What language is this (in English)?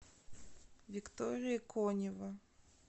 Russian